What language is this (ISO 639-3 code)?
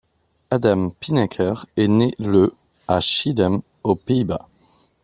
fra